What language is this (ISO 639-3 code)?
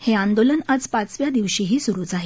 mar